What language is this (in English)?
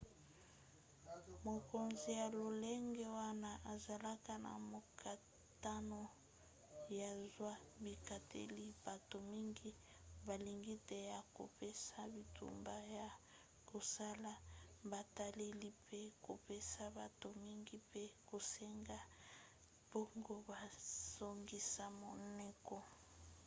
Lingala